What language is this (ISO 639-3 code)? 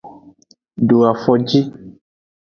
ajg